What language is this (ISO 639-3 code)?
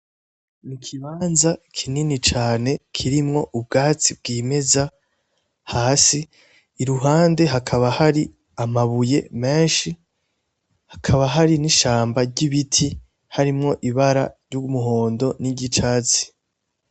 run